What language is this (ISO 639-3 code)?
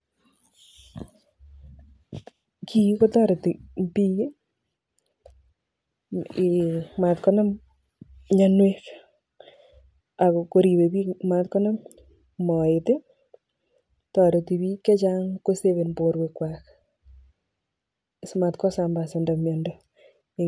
kln